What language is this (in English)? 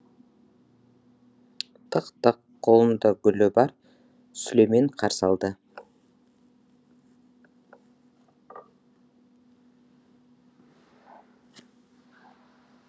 Kazakh